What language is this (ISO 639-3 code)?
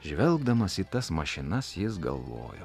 lit